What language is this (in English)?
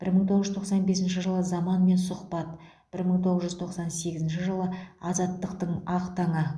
Kazakh